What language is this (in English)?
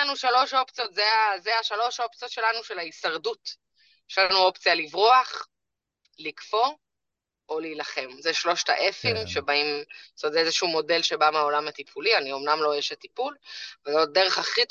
Hebrew